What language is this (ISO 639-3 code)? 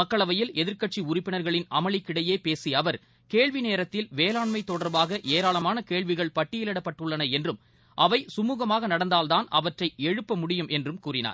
tam